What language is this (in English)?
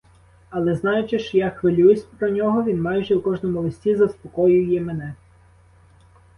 Ukrainian